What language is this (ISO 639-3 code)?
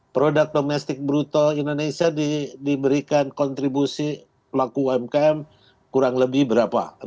ind